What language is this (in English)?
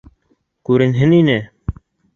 Bashkir